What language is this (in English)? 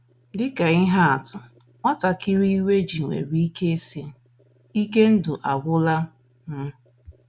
Igbo